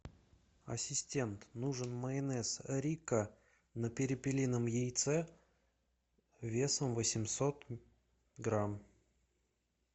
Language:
Russian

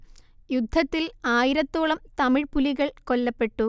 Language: Malayalam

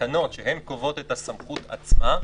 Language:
Hebrew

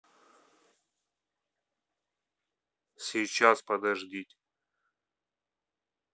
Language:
Russian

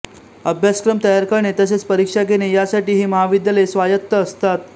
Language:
Marathi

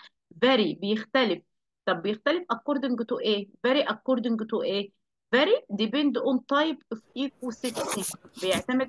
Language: Arabic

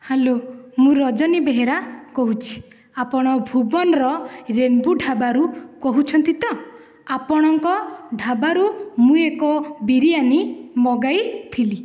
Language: Odia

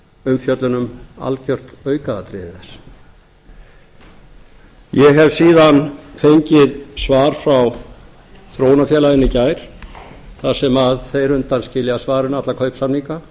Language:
Icelandic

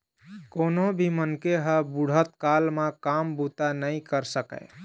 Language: Chhattisgarhi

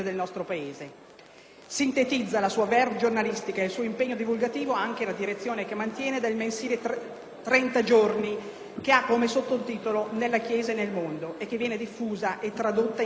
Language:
Italian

